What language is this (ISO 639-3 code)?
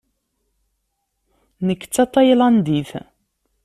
kab